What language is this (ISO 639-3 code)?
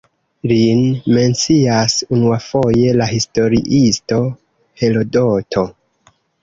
epo